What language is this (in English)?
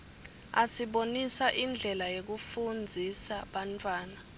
Swati